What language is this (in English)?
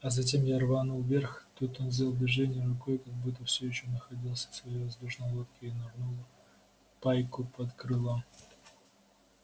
Russian